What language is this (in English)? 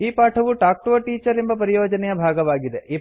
Kannada